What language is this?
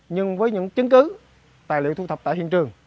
Vietnamese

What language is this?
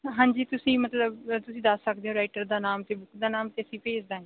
Punjabi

